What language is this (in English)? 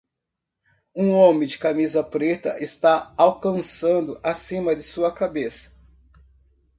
Portuguese